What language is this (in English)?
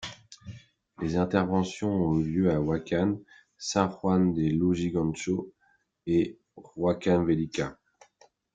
French